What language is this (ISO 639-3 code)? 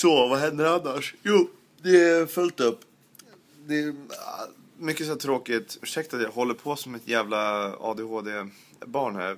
swe